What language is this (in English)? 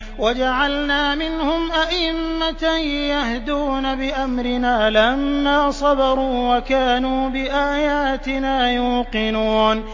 Arabic